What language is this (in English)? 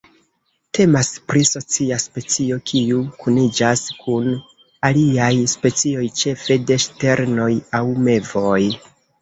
Esperanto